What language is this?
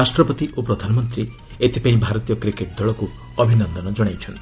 Odia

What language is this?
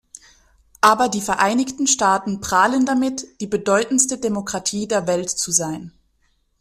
German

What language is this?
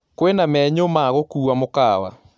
Kikuyu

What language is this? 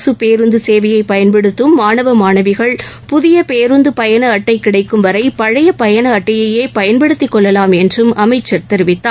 Tamil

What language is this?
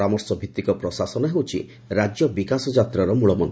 Odia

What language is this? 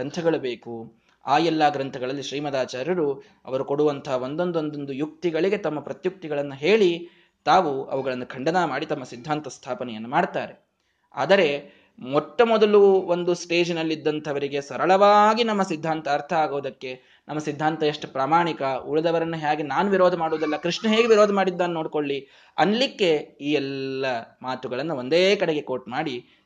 Kannada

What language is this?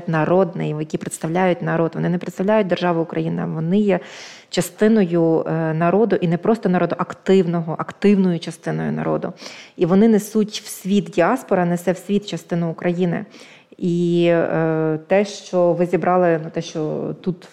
Ukrainian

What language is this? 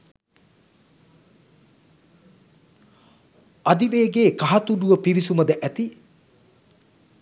Sinhala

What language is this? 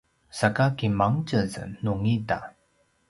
Paiwan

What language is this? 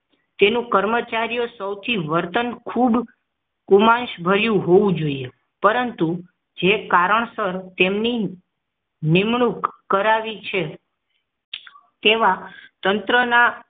Gujarati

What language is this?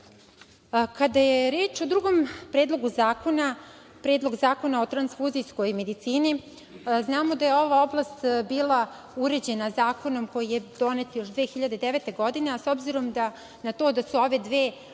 Serbian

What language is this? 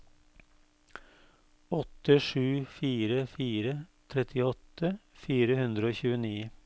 Norwegian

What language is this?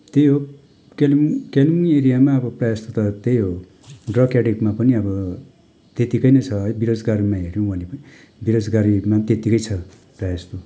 Nepali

